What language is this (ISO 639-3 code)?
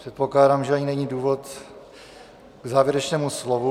ces